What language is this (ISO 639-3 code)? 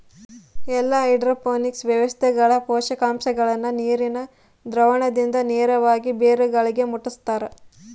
kan